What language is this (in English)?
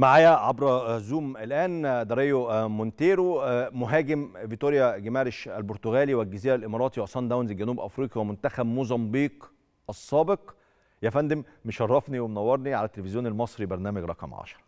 Arabic